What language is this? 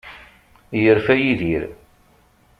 Kabyle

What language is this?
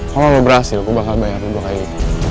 Indonesian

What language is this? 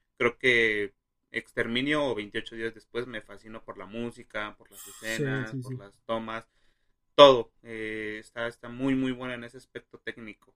Spanish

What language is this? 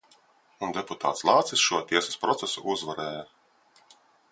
Latvian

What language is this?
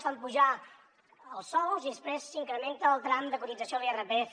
Catalan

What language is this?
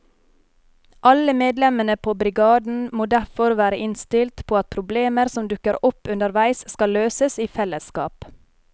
Norwegian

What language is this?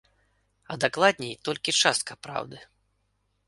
Belarusian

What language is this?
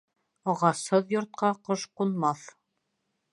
Bashkir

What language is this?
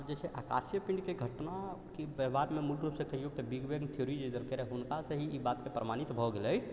Maithili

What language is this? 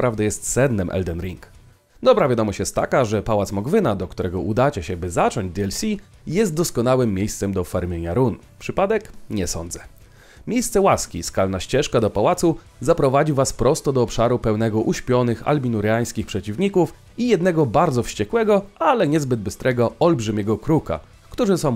Polish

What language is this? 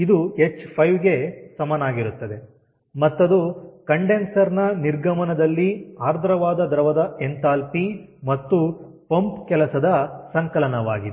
Kannada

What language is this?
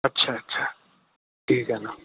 Marathi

